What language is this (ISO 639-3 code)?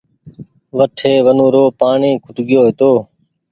gig